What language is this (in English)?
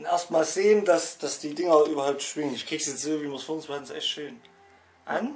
German